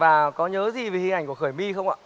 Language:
Vietnamese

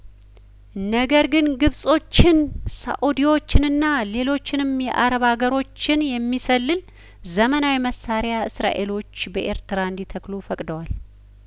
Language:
Amharic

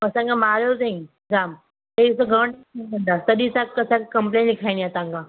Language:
Sindhi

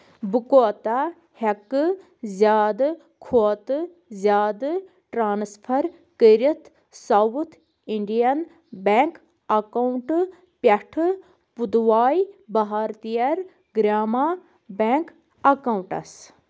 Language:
Kashmiri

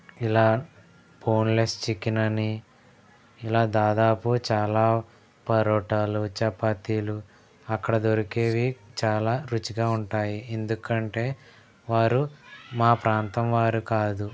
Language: Telugu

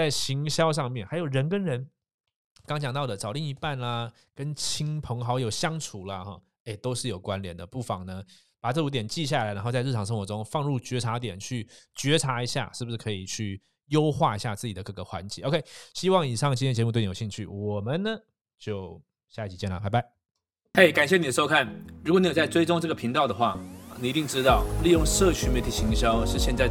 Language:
Chinese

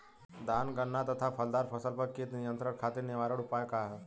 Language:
Bhojpuri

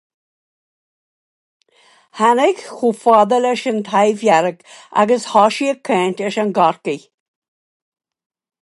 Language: Irish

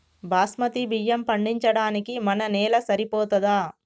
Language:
Telugu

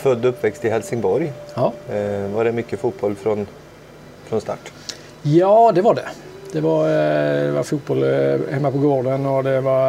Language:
Swedish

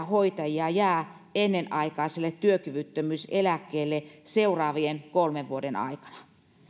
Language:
Finnish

